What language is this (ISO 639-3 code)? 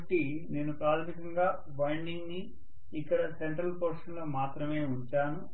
tel